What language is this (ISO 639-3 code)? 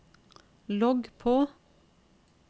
nor